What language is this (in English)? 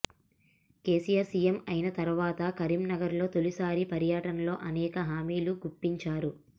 Telugu